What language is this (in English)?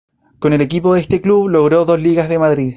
Spanish